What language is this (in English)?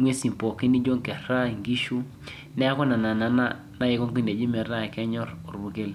Masai